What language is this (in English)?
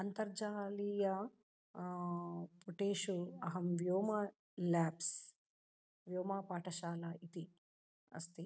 Sanskrit